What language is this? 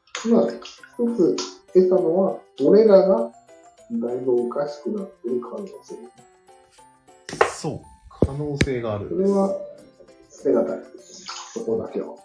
Japanese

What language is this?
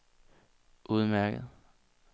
Danish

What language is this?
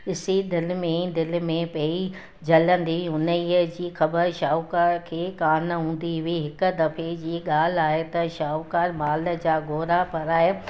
Sindhi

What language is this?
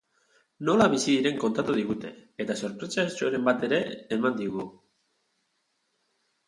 Basque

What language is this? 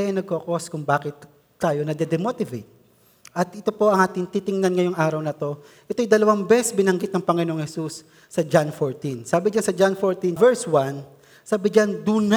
Filipino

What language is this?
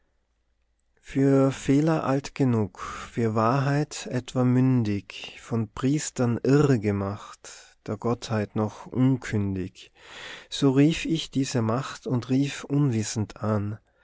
German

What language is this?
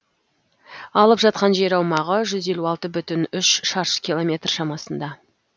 Kazakh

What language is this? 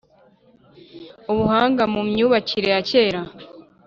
Kinyarwanda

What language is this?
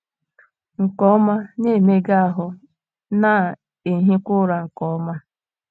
Igbo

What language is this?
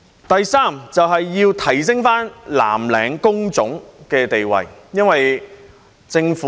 Cantonese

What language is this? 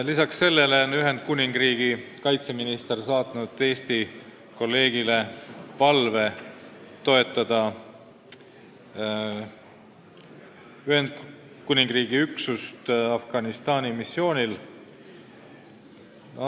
Estonian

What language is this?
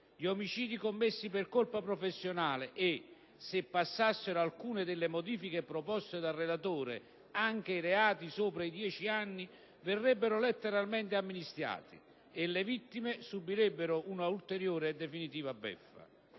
Italian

